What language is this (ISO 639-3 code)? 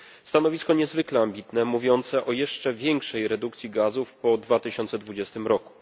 pol